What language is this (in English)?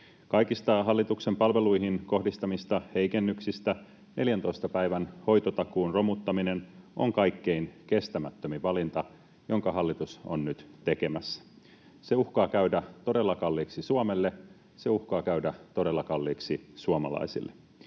Finnish